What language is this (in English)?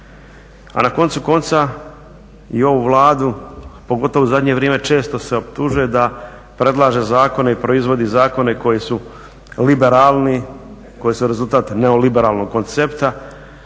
Croatian